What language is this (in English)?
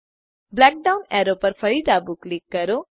Gujarati